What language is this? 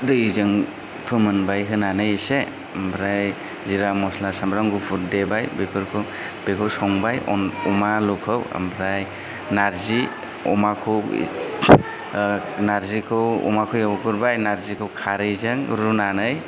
Bodo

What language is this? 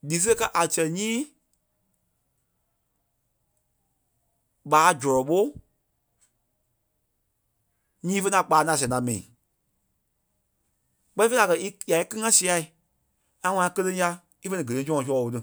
Kpelle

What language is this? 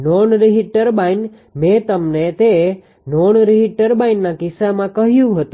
Gujarati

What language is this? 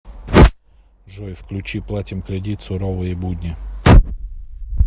Russian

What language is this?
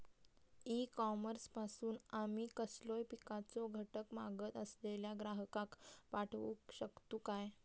Marathi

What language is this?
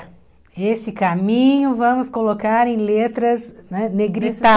Portuguese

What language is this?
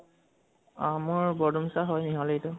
Assamese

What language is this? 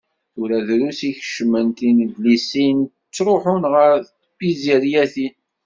Kabyle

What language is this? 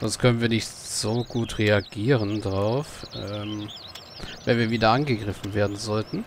German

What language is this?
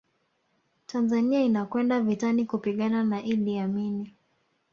Swahili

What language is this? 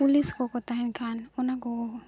Santali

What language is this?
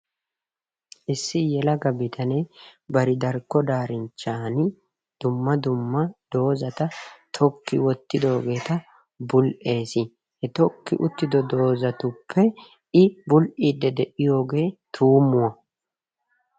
Wolaytta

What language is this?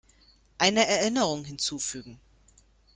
German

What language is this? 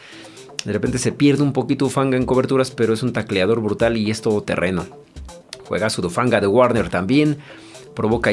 Spanish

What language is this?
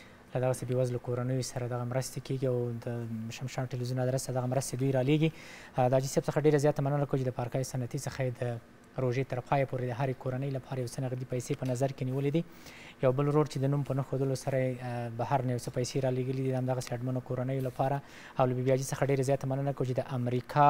Arabic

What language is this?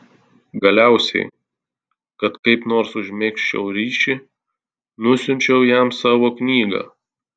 Lithuanian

